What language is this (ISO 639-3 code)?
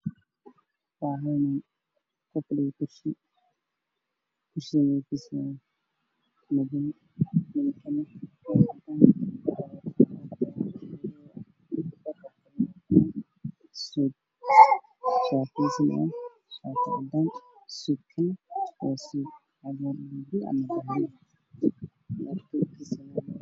som